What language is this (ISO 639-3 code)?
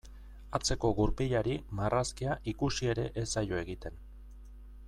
eus